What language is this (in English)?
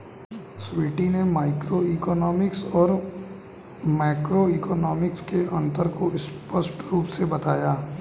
Hindi